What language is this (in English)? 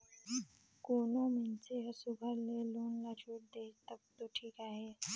Chhattisgarhi